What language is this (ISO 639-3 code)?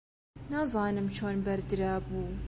ckb